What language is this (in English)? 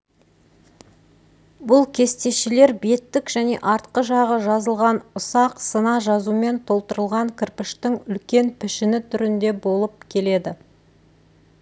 Kazakh